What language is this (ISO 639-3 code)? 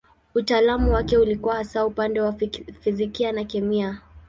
swa